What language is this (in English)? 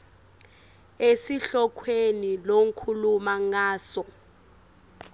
Swati